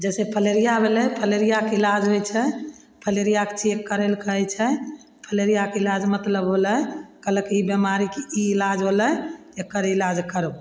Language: Maithili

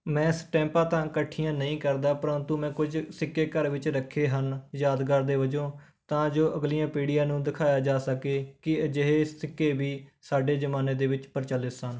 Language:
Punjabi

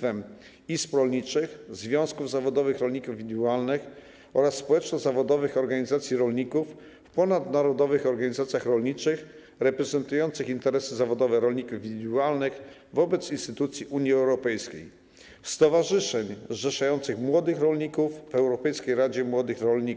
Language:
Polish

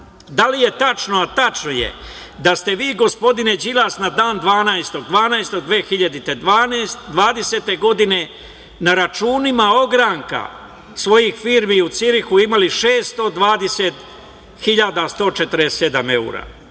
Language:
Serbian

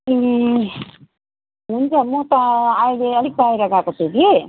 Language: Nepali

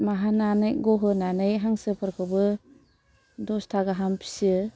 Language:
Bodo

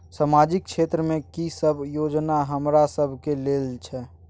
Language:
Maithili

